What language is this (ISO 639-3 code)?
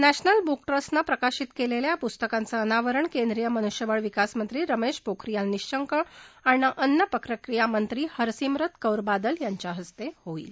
mar